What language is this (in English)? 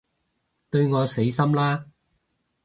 Cantonese